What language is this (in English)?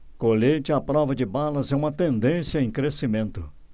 Portuguese